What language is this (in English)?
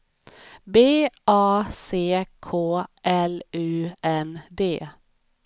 Swedish